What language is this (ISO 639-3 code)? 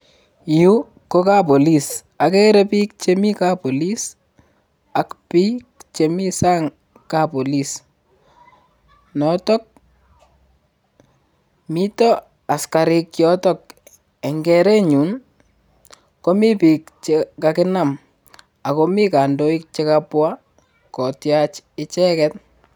kln